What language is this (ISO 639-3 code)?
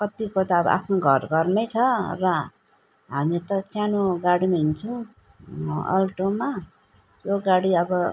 nep